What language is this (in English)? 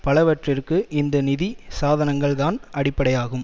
Tamil